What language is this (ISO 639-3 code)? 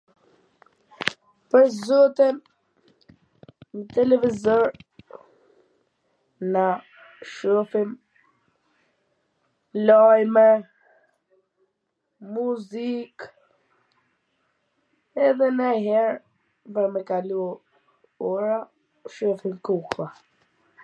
aln